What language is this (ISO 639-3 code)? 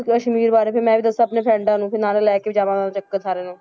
pan